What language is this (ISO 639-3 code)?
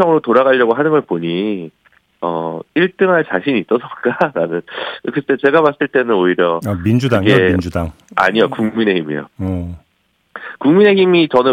kor